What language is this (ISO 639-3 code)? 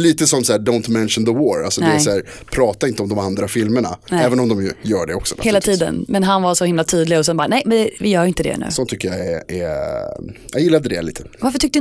swe